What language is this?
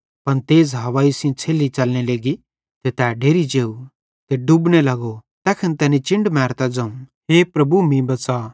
Bhadrawahi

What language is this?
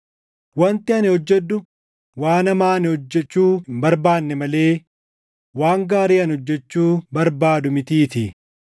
Oromo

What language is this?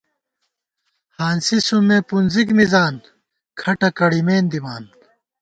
Gawar-Bati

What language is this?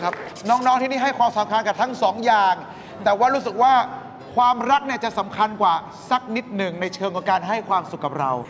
Thai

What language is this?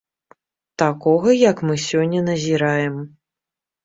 Belarusian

